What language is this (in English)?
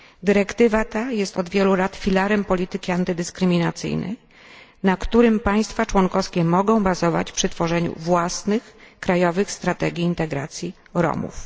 Polish